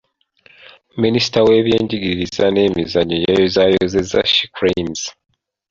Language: Ganda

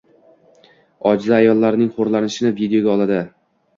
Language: Uzbek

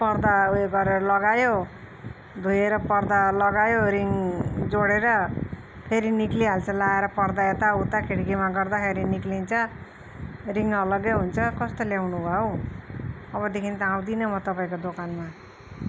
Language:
Nepali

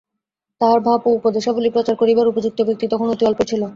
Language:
Bangla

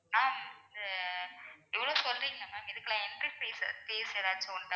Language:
Tamil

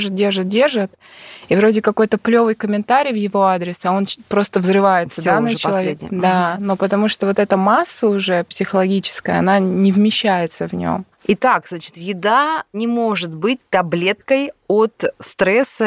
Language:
Russian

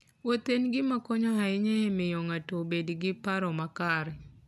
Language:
Luo (Kenya and Tanzania)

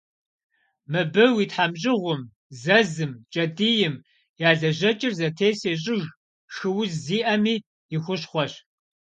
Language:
Kabardian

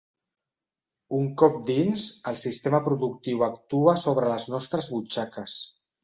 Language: Catalan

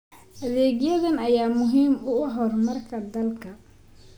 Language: Somali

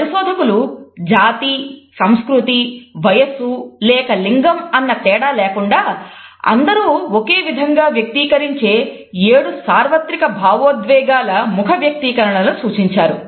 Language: Telugu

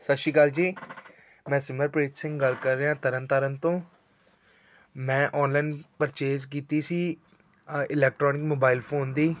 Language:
Punjabi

